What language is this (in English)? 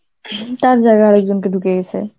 Bangla